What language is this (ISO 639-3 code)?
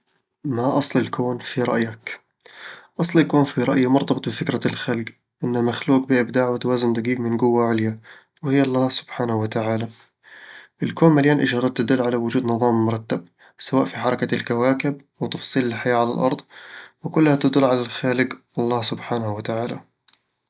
avl